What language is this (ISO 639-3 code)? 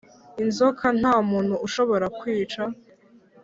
kin